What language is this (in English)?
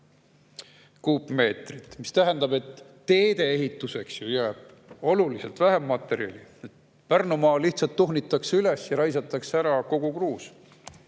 Estonian